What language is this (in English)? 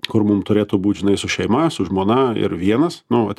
Lithuanian